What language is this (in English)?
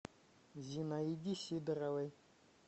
Russian